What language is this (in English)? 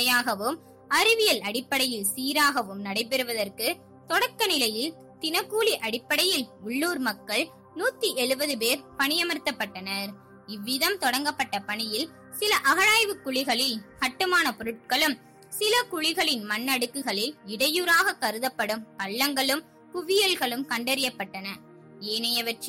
Tamil